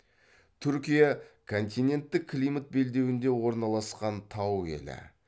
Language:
Kazakh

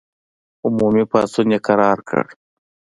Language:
Pashto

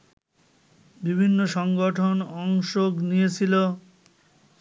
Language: Bangla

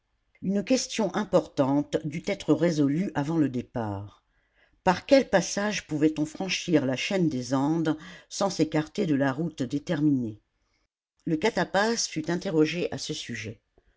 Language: French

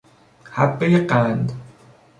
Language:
Persian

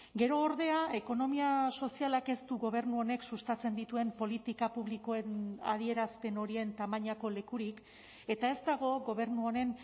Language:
Basque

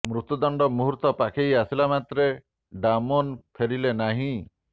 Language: Odia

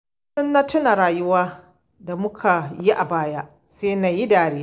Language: Hausa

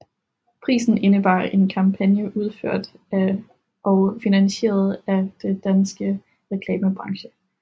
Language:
Danish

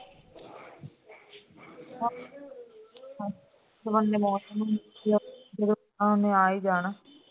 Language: Punjabi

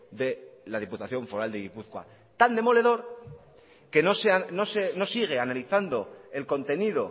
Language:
Spanish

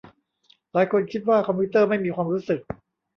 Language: Thai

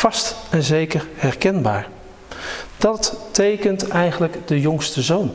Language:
Dutch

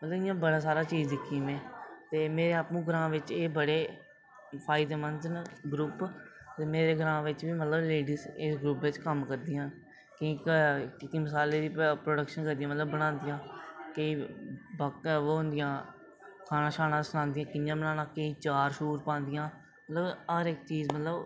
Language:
Dogri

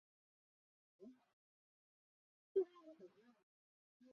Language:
Chinese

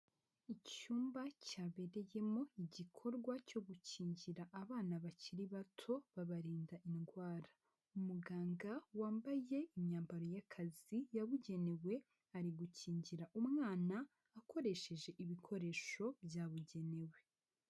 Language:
Kinyarwanda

